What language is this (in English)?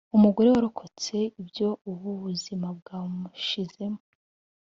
Kinyarwanda